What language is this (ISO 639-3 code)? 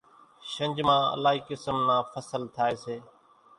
gjk